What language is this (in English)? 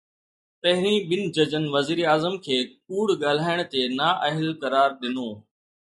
Sindhi